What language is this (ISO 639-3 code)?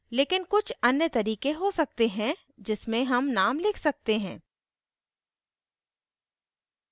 hin